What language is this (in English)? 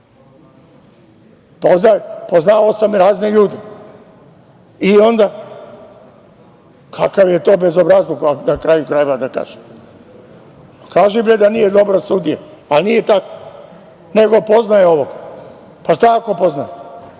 Serbian